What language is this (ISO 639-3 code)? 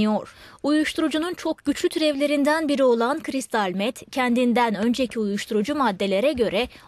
tur